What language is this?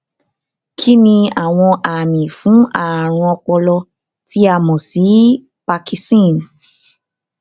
Yoruba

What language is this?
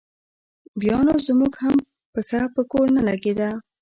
Pashto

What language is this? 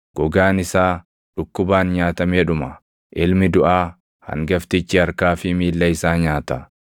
Oromo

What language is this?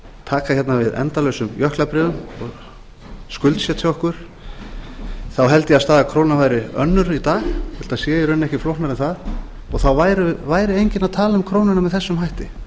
Icelandic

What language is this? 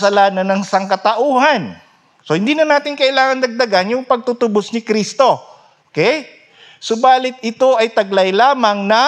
Filipino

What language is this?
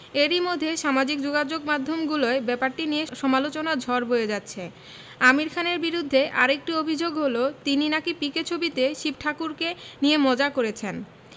Bangla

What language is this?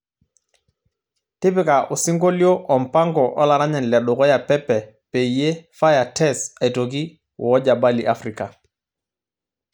Masai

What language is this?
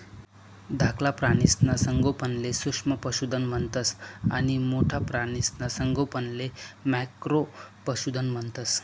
Marathi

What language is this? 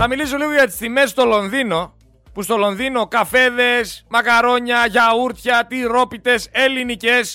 Greek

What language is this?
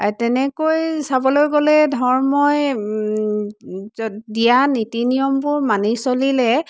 Assamese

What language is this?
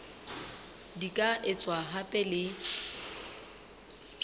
Southern Sotho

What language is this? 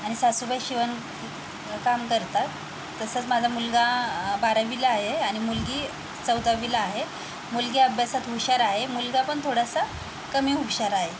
Marathi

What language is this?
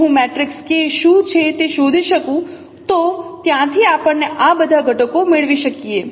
Gujarati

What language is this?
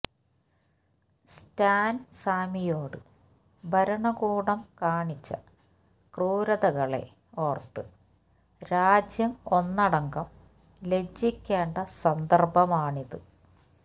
Malayalam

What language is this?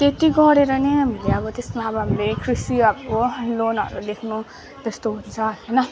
Nepali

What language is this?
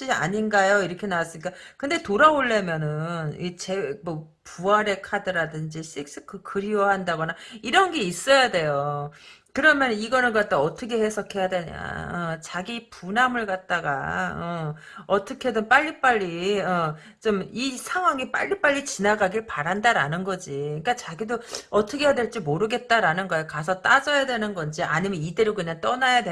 Korean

